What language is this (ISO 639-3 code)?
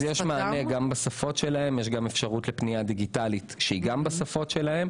heb